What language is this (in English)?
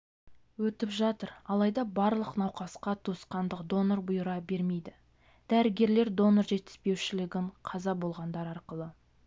Kazakh